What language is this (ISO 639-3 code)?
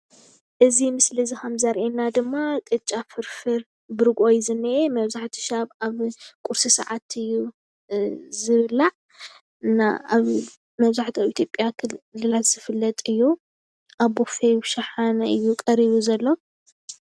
tir